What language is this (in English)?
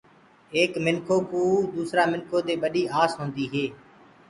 Gurgula